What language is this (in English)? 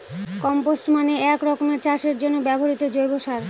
Bangla